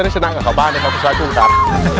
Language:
Thai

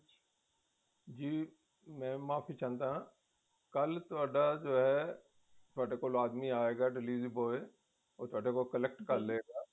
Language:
Punjabi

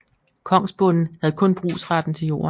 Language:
Danish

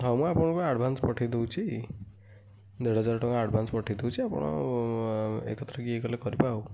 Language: Odia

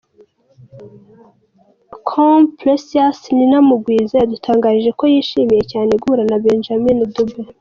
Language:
Kinyarwanda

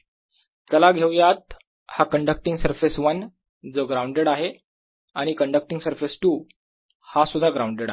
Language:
Marathi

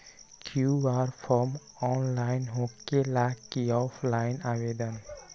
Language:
Magahi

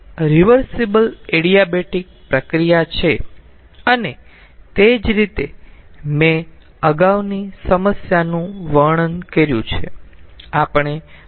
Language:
Gujarati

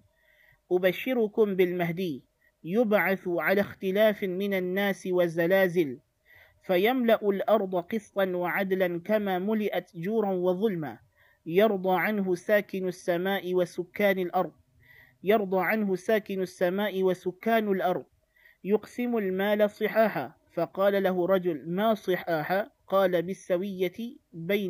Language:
Malay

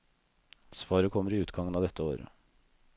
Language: Norwegian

